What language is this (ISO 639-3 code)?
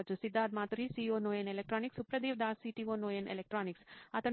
tel